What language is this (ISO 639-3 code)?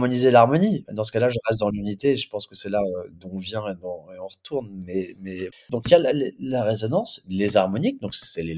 fra